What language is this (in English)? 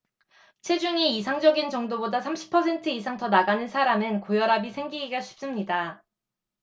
Korean